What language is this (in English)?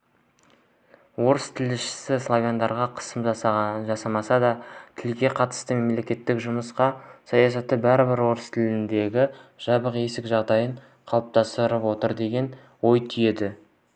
Kazakh